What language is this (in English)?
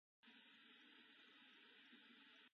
Japanese